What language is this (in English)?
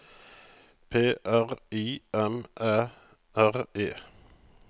Norwegian